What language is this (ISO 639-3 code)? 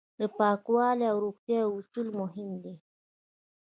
pus